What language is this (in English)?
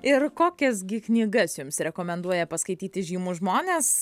Lithuanian